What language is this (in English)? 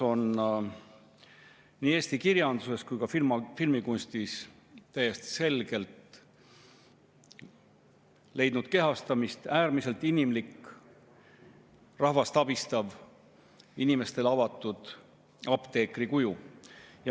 Estonian